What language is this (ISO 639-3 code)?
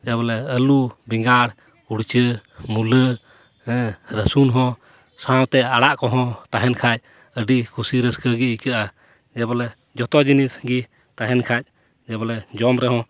sat